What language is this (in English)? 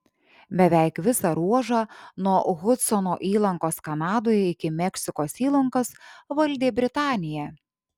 Lithuanian